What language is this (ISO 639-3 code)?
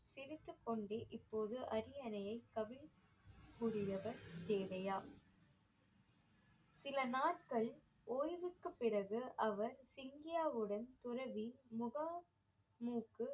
tam